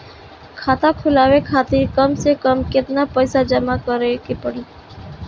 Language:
Bhojpuri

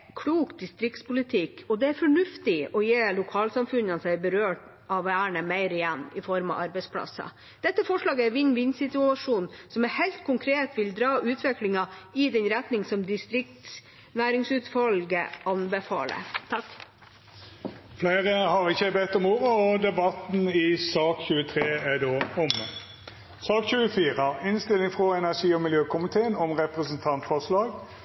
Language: Norwegian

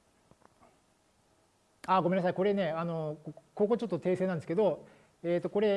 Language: Japanese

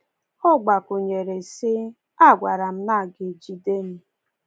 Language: Igbo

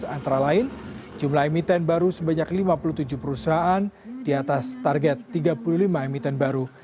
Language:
Indonesian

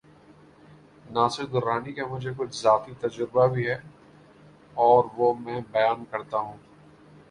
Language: Urdu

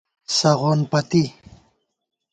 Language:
Gawar-Bati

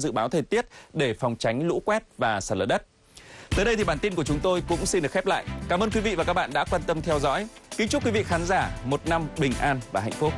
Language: Vietnamese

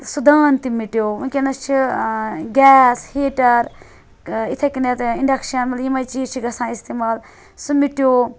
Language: Kashmiri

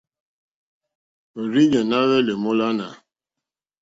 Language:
Mokpwe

